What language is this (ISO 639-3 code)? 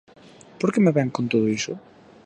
glg